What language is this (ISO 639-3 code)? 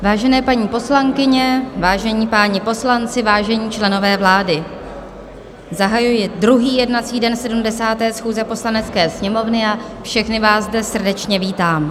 ces